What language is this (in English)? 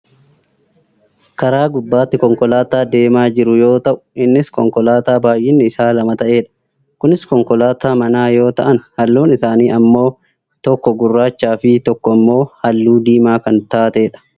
Oromo